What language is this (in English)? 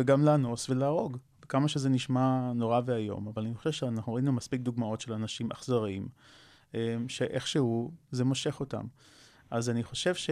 Hebrew